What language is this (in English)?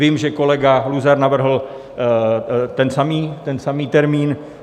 Czech